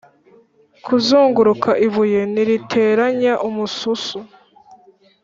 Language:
Kinyarwanda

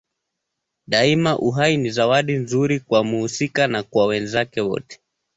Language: Swahili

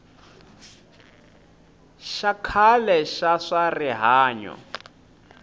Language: Tsonga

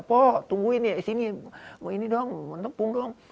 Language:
Indonesian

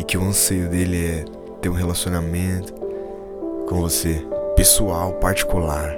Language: Portuguese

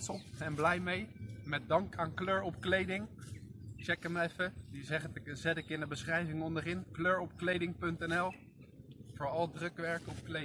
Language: Dutch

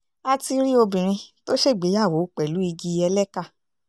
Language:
Yoruba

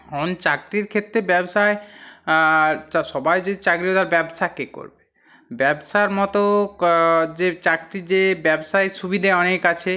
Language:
Bangla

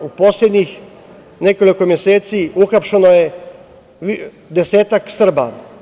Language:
Serbian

